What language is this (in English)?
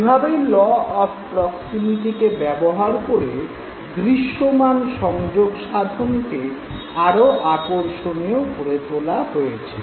Bangla